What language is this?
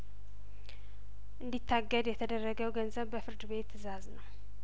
Amharic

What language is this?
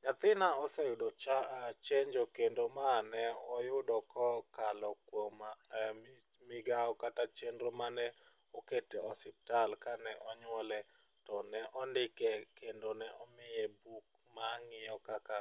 Luo (Kenya and Tanzania)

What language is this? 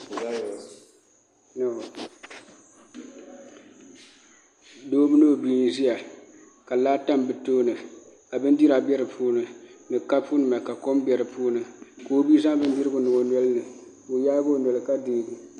Dagbani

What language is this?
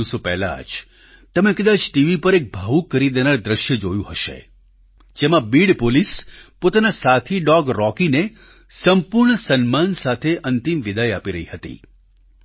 Gujarati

